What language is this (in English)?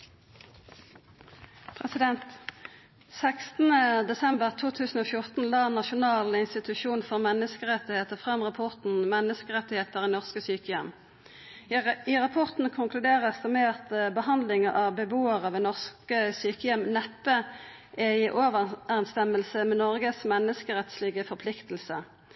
Norwegian Nynorsk